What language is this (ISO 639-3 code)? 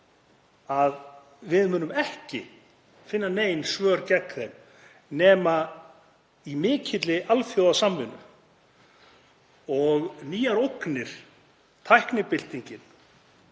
isl